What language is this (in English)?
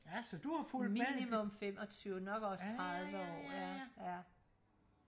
Danish